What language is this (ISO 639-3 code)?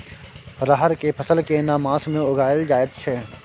mai